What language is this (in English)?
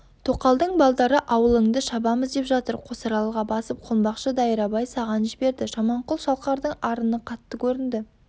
Kazakh